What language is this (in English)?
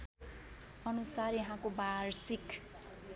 Nepali